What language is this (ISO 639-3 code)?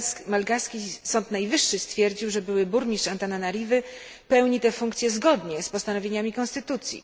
pol